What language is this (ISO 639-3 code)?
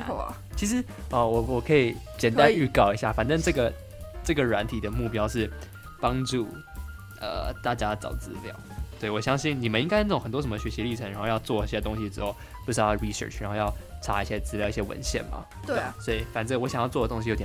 zho